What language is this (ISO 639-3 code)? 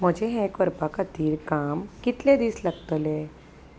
kok